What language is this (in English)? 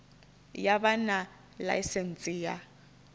Venda